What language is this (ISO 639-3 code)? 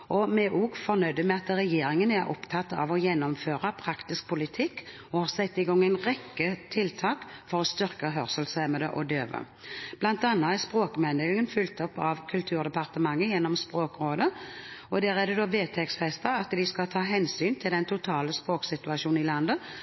nob